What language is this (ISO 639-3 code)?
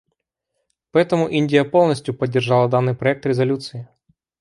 rus